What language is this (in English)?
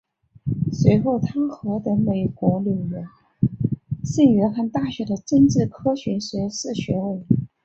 Chinese